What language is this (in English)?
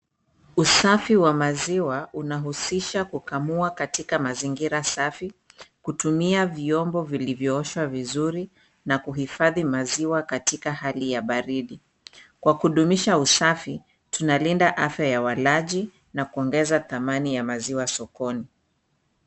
Swahili